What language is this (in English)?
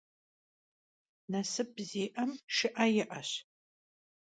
Kabardian